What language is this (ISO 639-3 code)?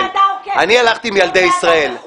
heb